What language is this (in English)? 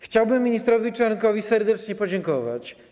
Polish